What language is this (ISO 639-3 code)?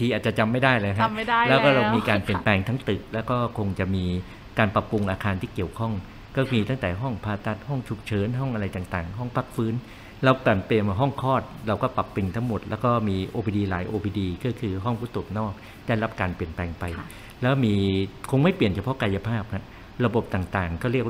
tha